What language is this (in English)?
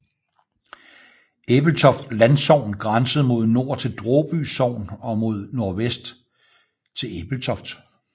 Danish